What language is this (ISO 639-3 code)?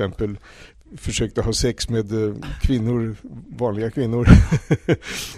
swe